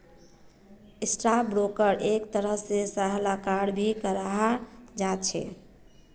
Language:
Magahi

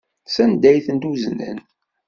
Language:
Kabyle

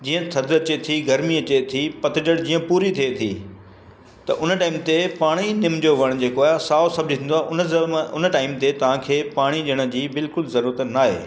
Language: Sindhi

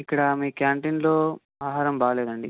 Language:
Telugu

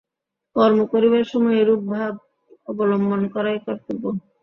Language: Bangla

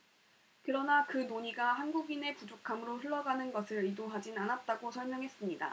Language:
Korean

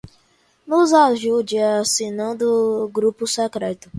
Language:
Portuguese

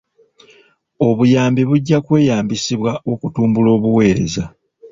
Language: Ganda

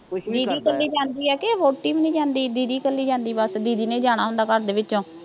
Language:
Punjabi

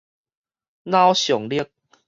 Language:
Min Nan Chinese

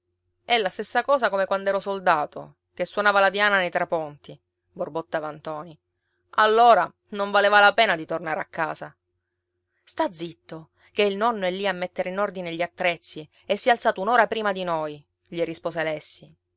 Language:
Italian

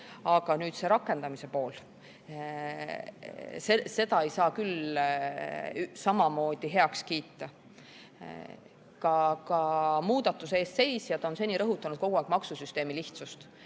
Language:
Estonian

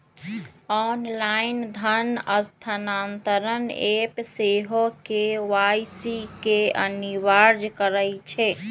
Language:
Magahi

